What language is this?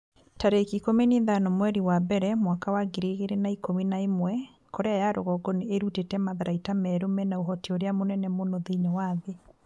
Kikuyu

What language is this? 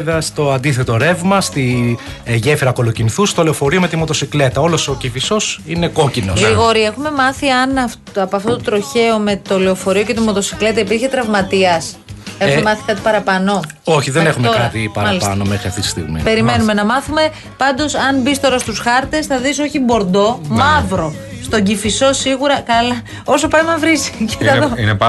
Greek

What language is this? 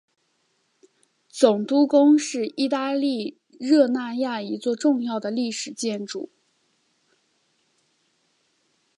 Chinese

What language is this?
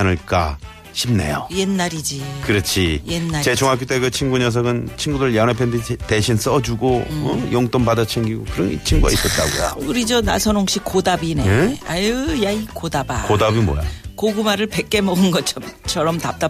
Korean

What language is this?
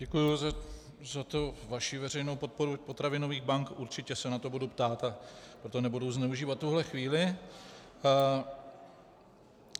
Czech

